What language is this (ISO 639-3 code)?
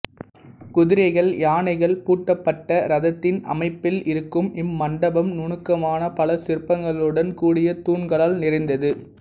tam